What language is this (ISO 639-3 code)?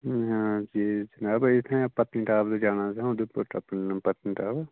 doi